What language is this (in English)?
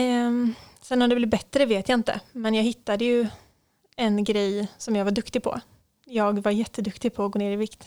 Swedish